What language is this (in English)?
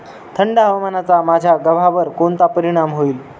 Marathi